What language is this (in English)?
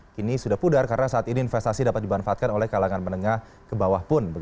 Indonesian